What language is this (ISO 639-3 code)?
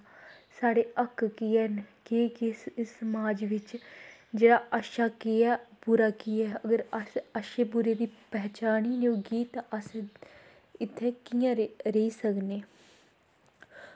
doi